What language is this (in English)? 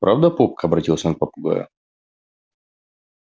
Russian